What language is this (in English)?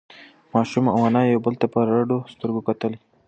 Pashto